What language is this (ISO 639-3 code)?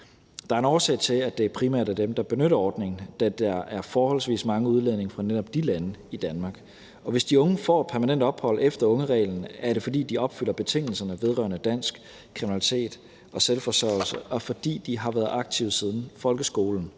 dan